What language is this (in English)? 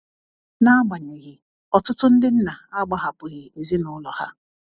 Igbo